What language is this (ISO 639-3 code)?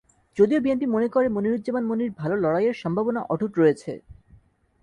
ben